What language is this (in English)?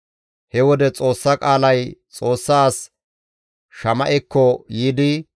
Gamo